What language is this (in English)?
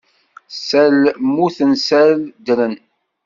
Kabyle